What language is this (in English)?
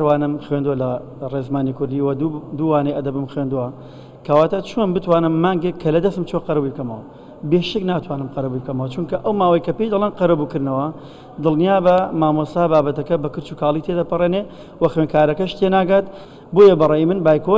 Arabic